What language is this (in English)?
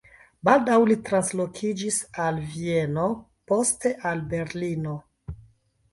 Esperanto